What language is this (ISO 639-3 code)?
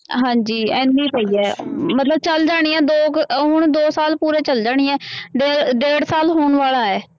pan